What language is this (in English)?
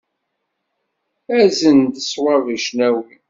Kabyle